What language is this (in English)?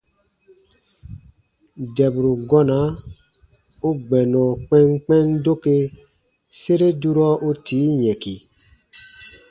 Baatonum